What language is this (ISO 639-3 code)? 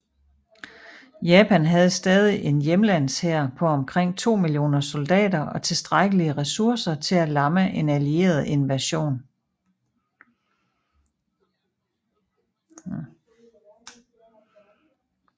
dan